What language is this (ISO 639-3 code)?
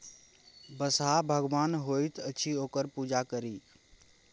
mai